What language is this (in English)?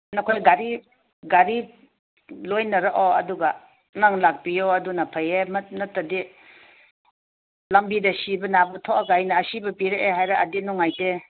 Manipuri